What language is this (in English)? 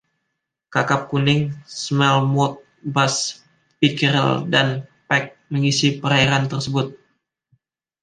Indonesian